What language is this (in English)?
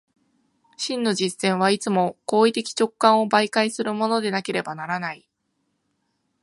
Japanese